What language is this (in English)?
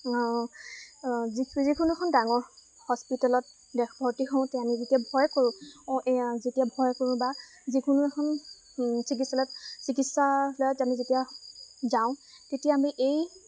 Assamese